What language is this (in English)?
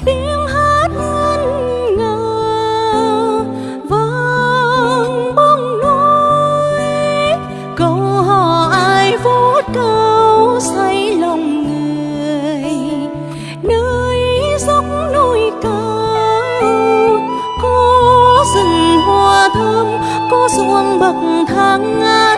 Vietnamese